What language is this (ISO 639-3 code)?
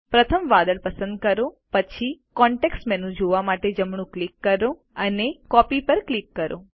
guj